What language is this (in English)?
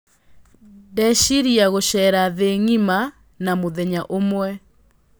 Kikuyu